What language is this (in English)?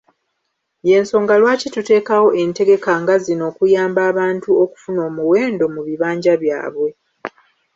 Ganda